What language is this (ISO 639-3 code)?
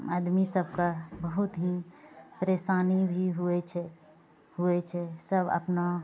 mai